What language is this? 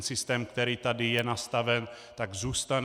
Czech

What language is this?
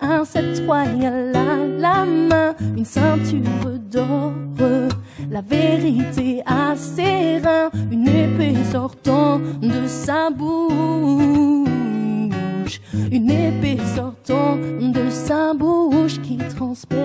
French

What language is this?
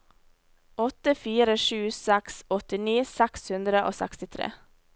Norwegian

